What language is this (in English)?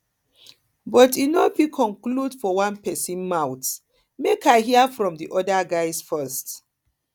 Nigerian Pidgin